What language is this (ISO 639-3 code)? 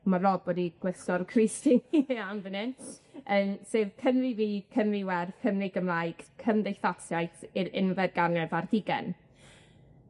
cym